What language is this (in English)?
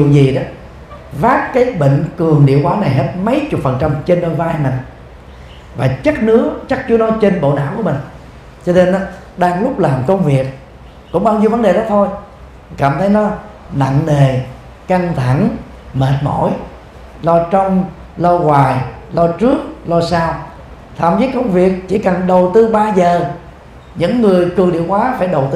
Vietnamese